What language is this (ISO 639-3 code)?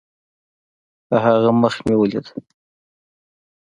pus